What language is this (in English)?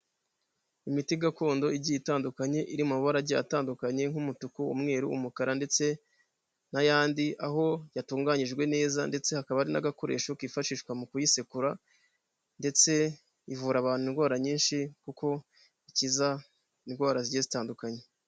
Kinyarwanda